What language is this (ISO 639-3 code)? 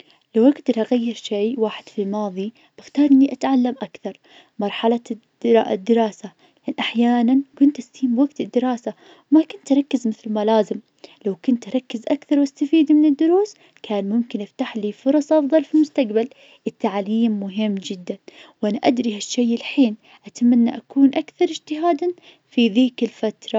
ars